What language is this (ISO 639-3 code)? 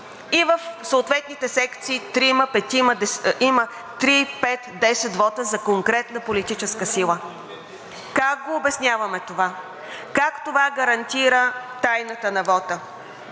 bul